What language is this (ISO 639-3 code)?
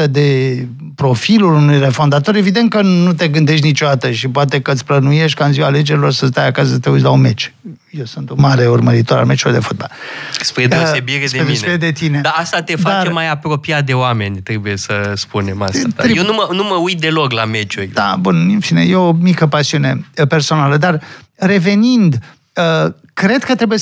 ron